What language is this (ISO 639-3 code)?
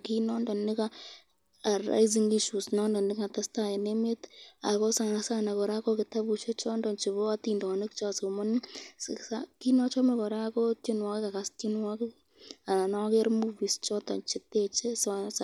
kln